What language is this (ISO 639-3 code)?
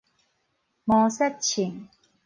nan